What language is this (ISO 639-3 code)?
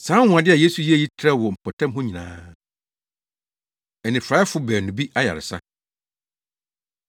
aka